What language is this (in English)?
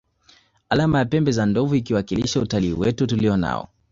Swahili